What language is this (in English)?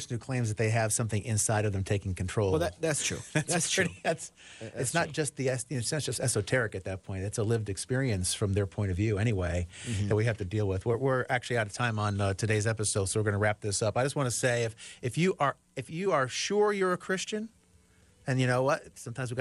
English